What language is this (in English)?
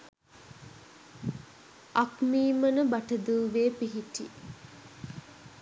Sinhala